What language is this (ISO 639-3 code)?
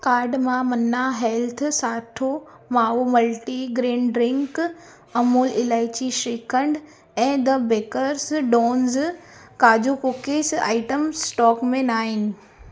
snd